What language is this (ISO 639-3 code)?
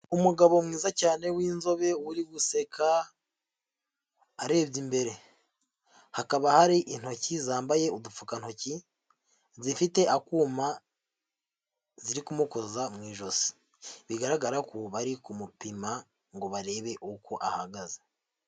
kin